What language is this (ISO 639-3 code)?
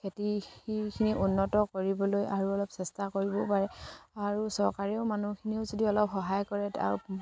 asm